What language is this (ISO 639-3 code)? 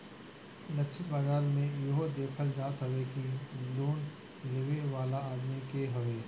bho